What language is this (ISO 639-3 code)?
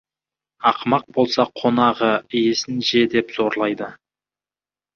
kaz